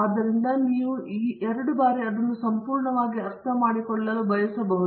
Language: Kannada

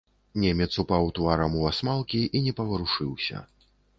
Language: Belarusian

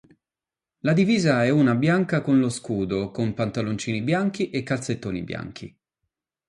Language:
Italian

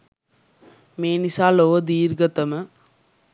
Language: Sinhala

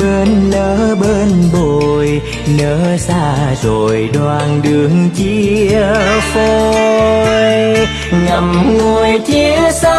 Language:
Vietnamese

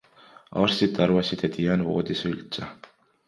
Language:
Estonian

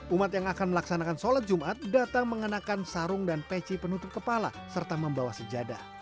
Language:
Indonesian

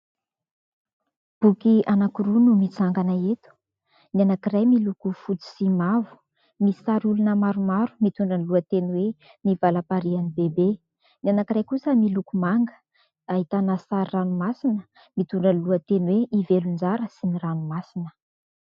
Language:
Malagasy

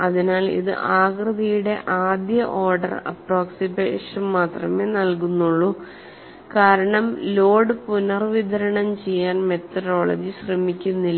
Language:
Malayalam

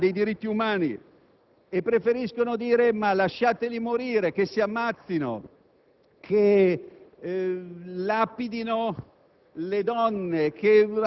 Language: Italian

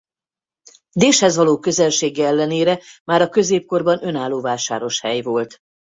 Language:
Hungarian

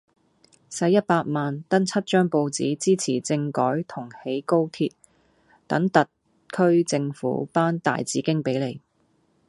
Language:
Cantonese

